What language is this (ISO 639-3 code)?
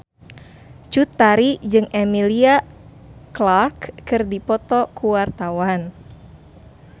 sun